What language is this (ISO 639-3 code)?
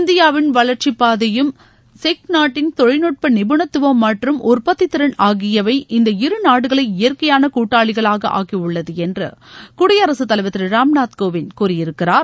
tam